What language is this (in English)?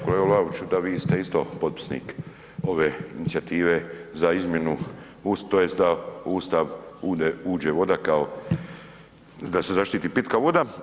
Croatian